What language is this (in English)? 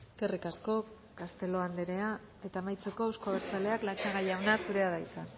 Basque